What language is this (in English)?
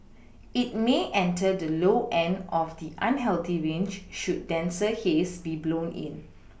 English